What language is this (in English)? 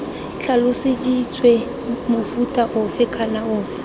Tswana